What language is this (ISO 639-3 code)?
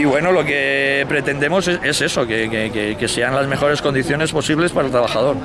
spa